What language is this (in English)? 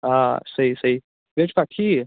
Kashmiri